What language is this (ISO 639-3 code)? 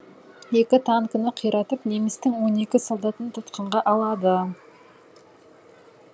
kaz